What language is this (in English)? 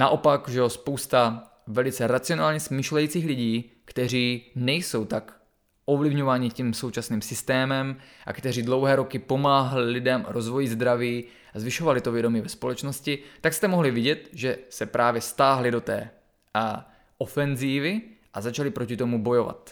Czech